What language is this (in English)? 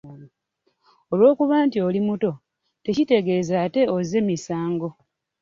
Ganda